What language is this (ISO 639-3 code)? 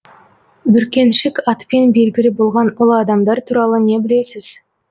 kaz